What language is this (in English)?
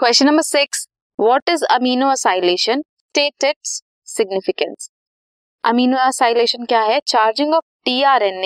Hindi